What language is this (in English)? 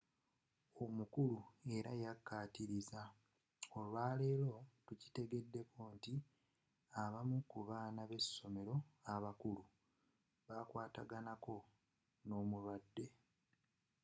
Ganda